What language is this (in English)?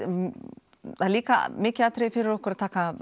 Icelandic